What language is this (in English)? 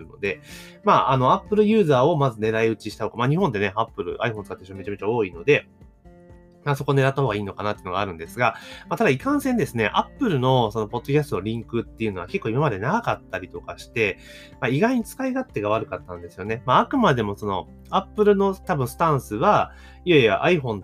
Japanese